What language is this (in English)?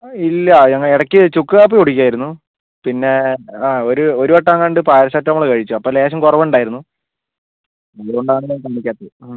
Malayalam